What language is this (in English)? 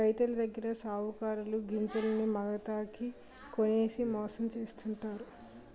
Telugu